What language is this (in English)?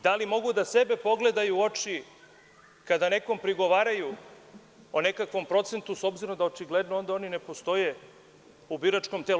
Serbian